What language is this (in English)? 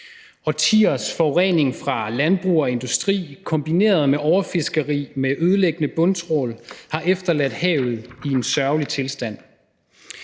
Danish